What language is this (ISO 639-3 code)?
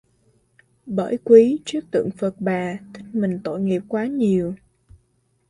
vie